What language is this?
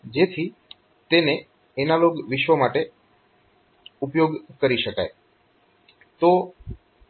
Gujarati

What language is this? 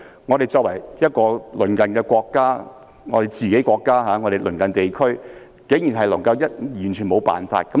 Cantonese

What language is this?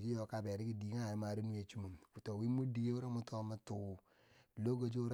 Bangwinji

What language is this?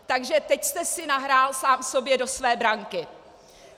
Czech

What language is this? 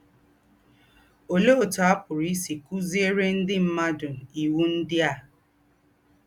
Igbo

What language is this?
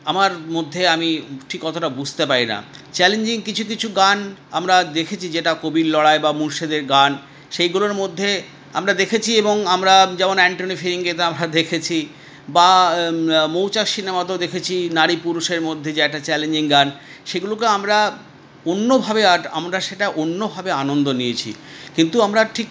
Bangla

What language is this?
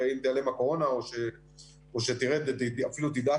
Hebrew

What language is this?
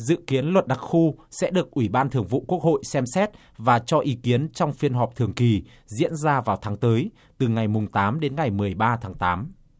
Vietnamese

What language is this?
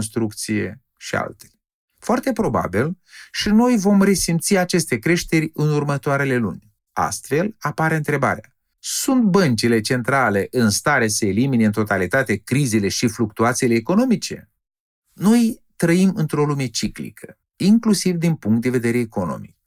Romanian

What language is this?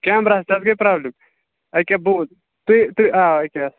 Kashmiri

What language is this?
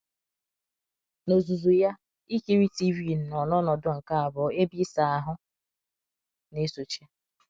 Igbo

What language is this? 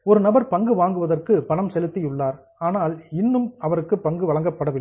Tamil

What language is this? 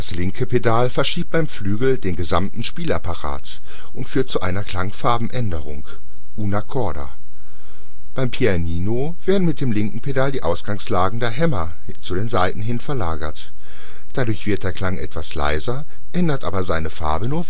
German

